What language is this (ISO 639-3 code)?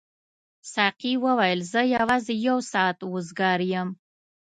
pus